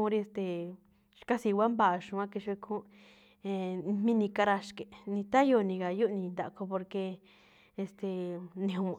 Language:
Malinaltepec Me'phaa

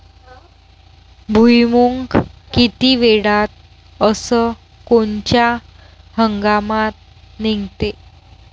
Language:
Marathi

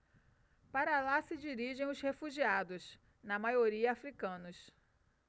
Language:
Portuguese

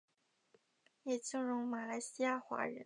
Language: Chinese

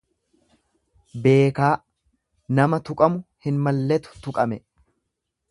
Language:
Oromo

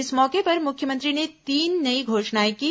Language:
Hindi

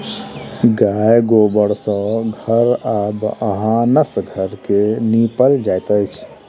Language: Maithili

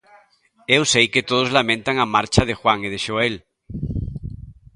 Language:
Galician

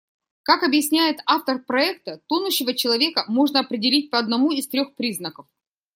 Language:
Russian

